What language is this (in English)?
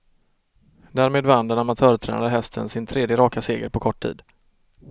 Swedish